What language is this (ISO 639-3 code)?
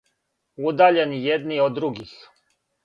srp